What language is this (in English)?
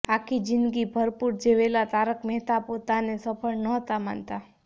Gujarati